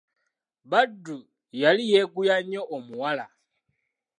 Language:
Ganda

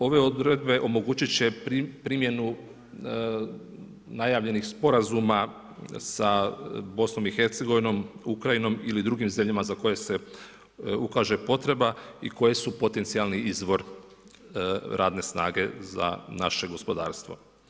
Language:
Croatian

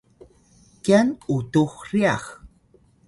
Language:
Atayal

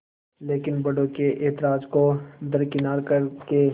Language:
Hindi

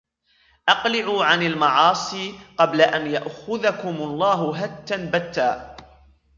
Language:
Arabic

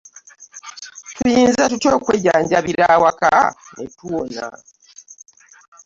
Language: Ganda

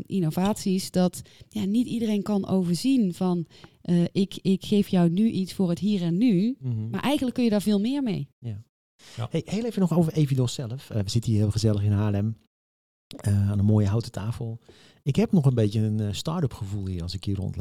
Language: Dutch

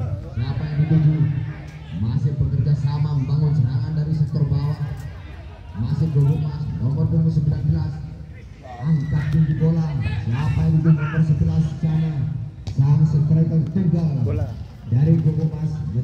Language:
Indonesian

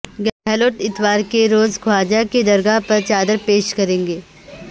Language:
Urdu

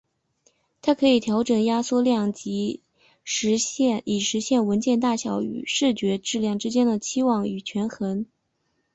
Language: Chinese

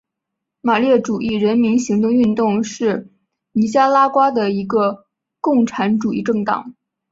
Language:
Chinese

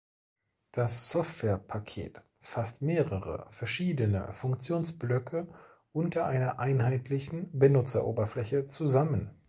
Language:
German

